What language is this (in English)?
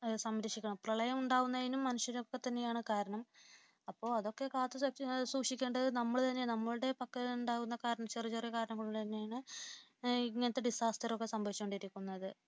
Malayalam